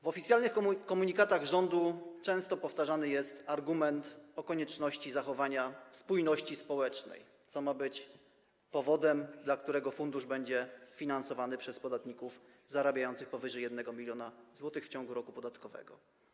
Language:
Polish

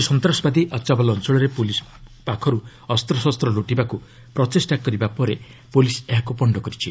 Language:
Odia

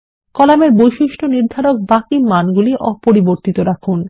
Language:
Bangla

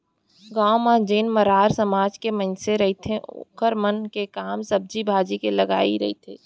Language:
Chhattisgarhi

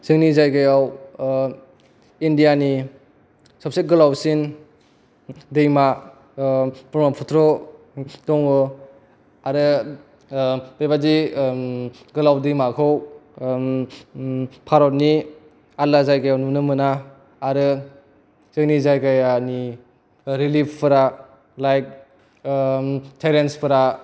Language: Bodo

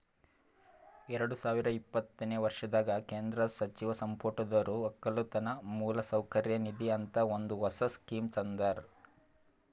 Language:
Kannada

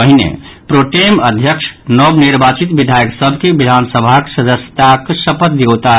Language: Maithili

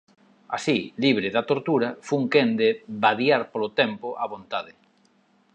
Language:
Galician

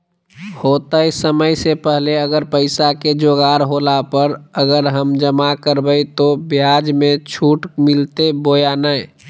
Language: Magahi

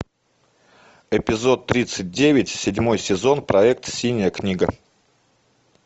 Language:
Russian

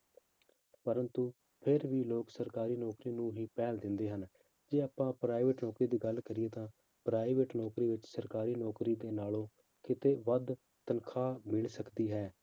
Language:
Punjabi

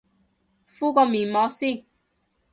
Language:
Cantonese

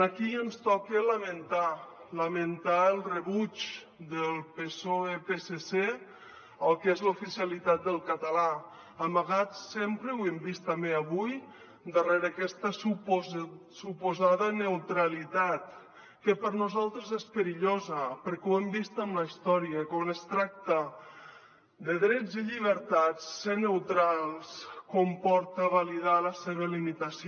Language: Catalan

